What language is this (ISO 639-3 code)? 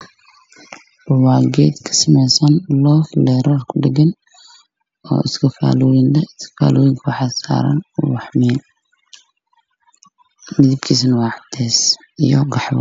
som